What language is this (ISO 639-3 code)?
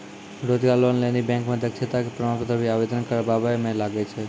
mai